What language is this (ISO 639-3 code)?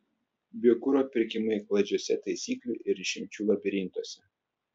lit